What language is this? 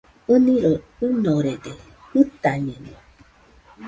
Nüpode Huitoto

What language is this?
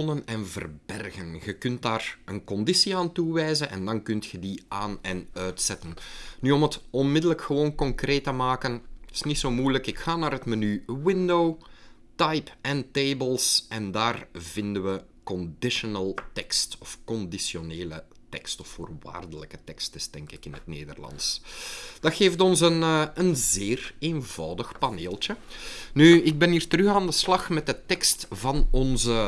Dutch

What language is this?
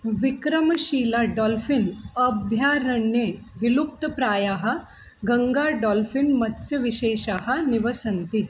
Sanskrit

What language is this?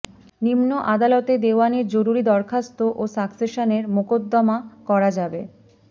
Bangla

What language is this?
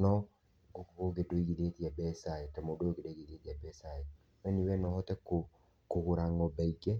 Kikuyu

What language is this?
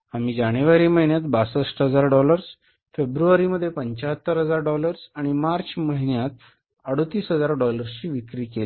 Marathi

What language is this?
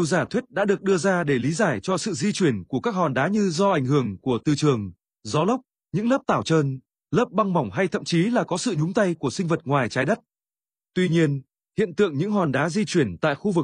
Vietnamese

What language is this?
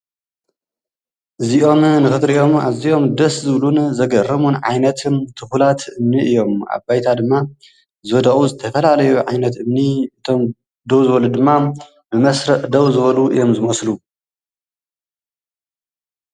Tigrinya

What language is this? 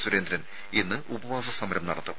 Malayalam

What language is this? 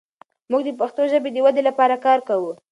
Pashto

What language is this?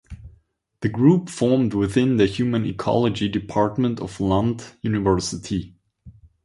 English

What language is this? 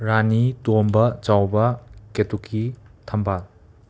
Manipuri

